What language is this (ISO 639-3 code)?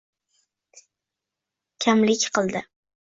uzb